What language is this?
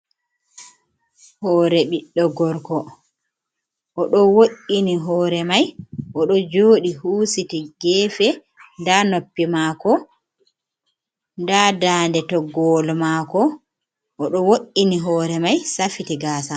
Fula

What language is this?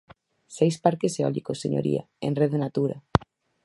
Galician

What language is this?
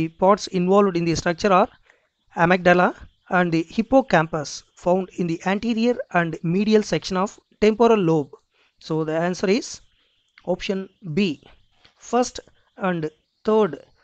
English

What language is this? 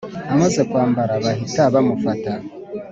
Kinyarwanda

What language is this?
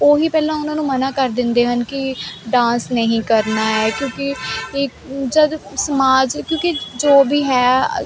Punjabi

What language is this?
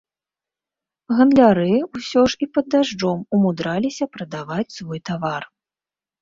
Belarusian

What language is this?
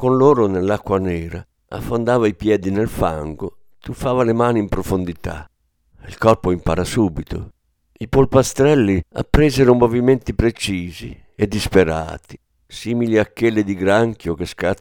Italian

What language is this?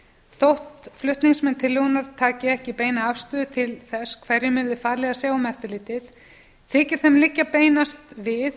Icelandic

